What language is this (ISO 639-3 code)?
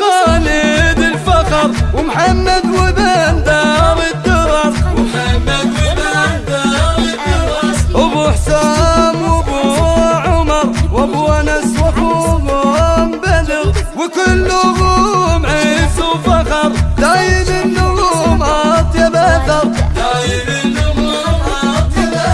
ara